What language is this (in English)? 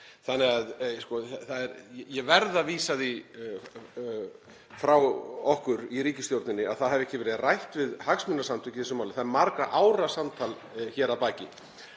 Icelandic